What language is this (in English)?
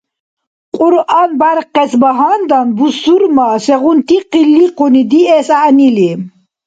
Dargwa